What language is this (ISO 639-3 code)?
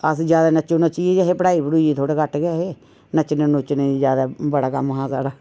doi